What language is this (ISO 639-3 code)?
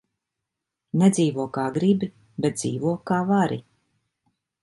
lav